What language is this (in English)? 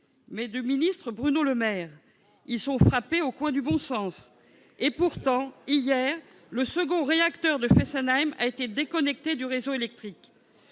French